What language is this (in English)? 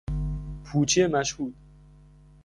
Persian